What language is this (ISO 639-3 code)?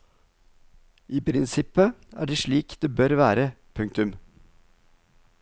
nor